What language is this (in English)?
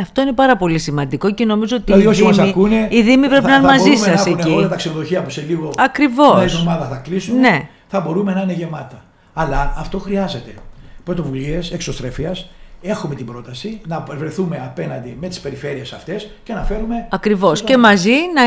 Greek